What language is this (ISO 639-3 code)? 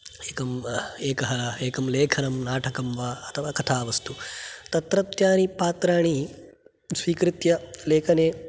san